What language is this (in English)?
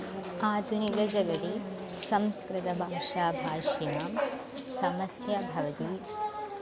Sanskrit